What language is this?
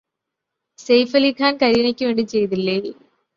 Malayalam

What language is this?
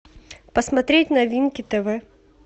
Russian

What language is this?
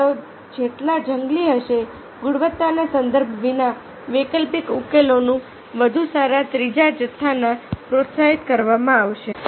Gujarati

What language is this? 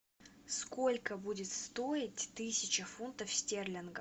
Russian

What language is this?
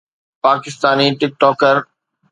Sindhi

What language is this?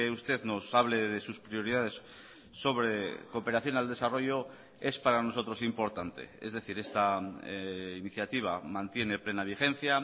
Spanish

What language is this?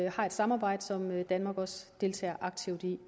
Danish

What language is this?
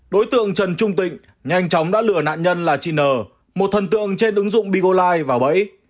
Vietnamese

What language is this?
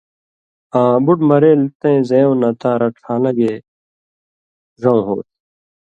Indus Kohistani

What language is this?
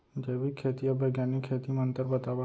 Chhattisgarhi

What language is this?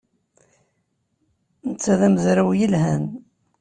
Kabyle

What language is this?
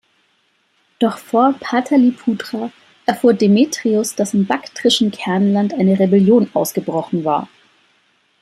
German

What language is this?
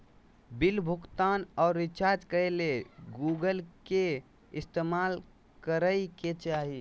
Magahi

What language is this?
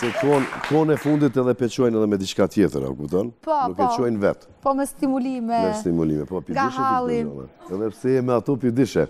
Romanian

